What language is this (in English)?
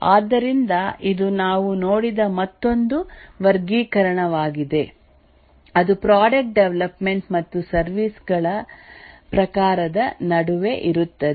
Kannada